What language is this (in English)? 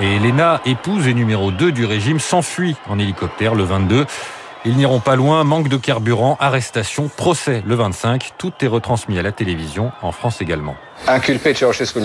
French